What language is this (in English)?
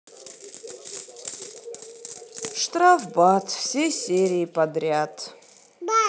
Russian